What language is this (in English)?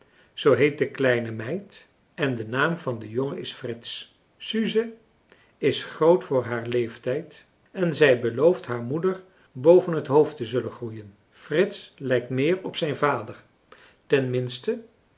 Dutch